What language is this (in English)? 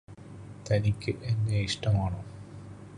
Malayalam